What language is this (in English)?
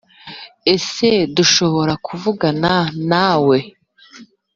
Kinyarwanda